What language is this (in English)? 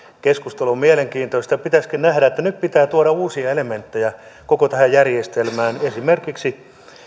Finnish